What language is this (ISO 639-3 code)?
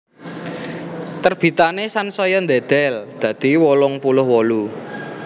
jav